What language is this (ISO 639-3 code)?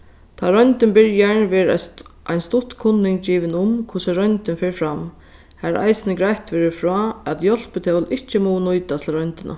fao